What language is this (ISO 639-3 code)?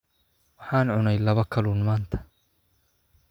som